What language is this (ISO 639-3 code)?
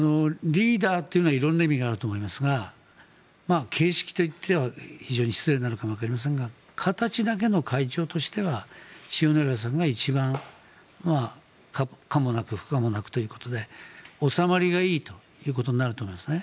jpn